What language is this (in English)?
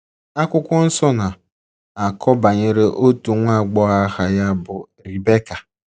Igbo